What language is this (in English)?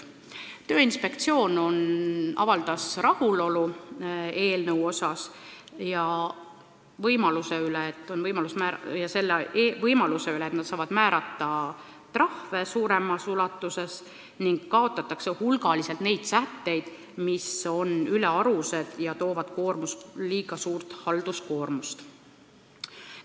Estonian